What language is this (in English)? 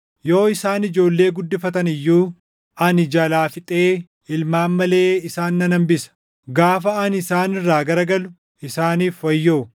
Oromo